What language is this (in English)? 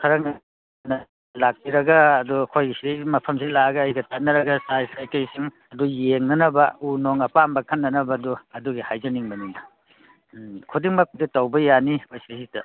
Manipuri